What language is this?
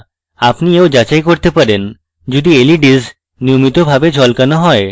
Bangla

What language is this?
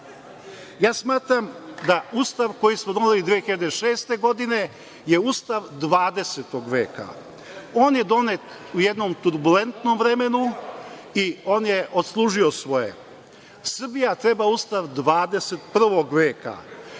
Serbian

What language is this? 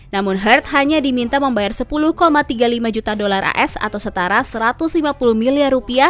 Indonesian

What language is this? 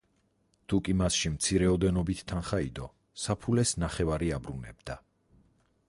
Georgian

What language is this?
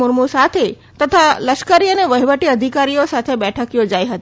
Gujarati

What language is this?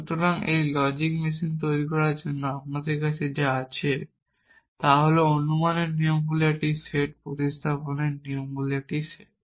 Bangla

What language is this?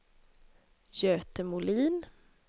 Swedish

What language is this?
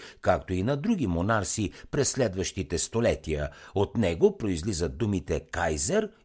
Bulgarian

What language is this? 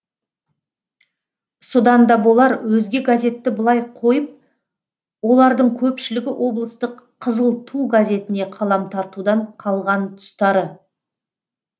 Kazakh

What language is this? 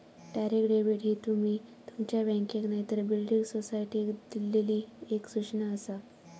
Marathi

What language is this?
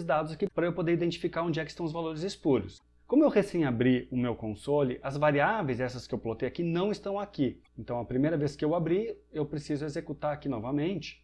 Portuguese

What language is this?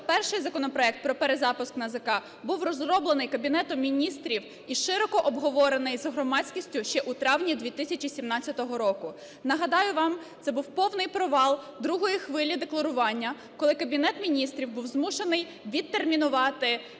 Ukrainian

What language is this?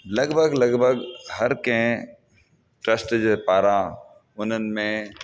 Sindhi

